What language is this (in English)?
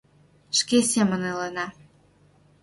Mari